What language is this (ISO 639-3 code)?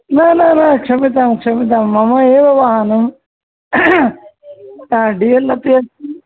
san